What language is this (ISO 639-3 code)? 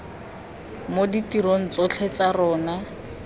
tsn